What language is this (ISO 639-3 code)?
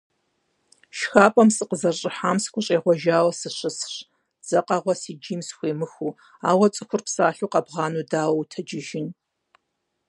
kbd